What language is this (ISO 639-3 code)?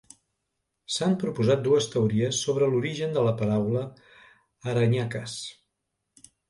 cat